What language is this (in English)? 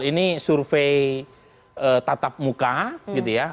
Indonesian